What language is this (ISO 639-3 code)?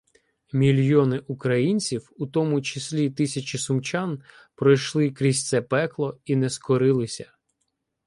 ukr